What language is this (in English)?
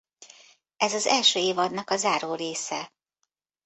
Hungarian